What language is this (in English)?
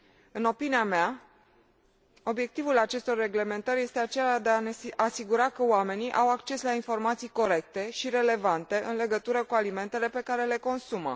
Romanian